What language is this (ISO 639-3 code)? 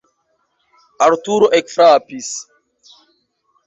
epo